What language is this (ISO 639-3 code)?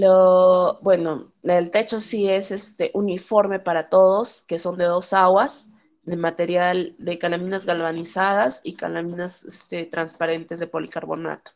spa